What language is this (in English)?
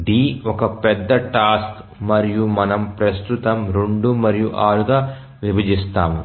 Telugu